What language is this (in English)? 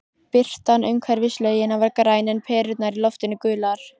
Icelandic